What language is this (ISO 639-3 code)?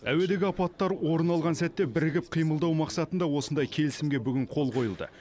kaz